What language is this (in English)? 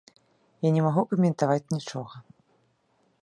Belarusian